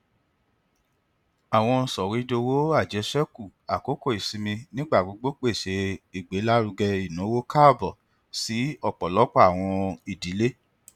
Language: Yoruba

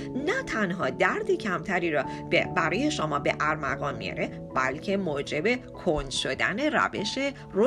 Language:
Persian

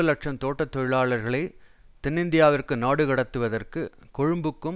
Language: Tamil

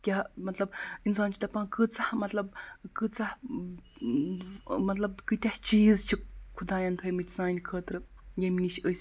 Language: Kashmiri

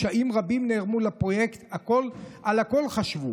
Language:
Hebrew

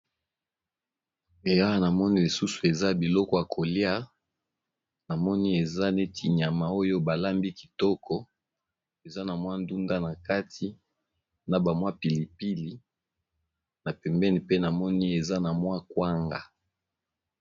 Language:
Lingala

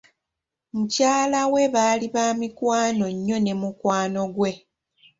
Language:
Ganda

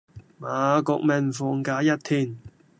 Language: Cantonese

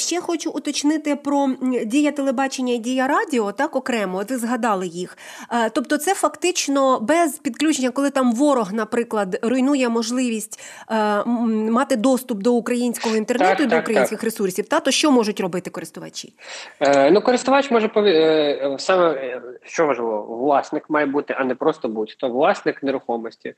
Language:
Ukrainian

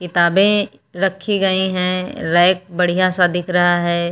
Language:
Hindi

